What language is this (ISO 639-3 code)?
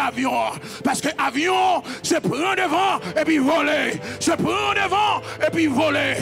fra